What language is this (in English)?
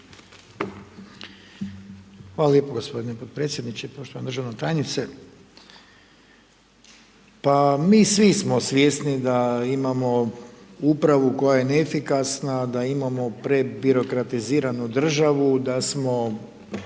Croatian